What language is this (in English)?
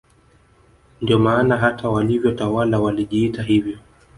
Swahili